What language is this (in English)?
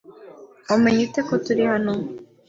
Kinyarwanda